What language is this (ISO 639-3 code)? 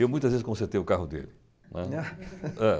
por